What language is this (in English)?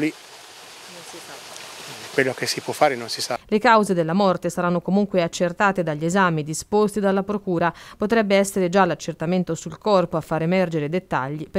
Italian